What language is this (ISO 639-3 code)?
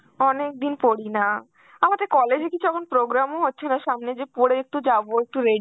ben